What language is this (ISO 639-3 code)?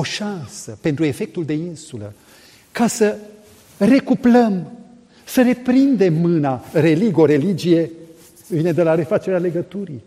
ron